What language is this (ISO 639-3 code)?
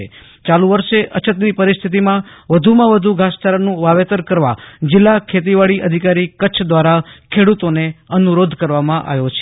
guj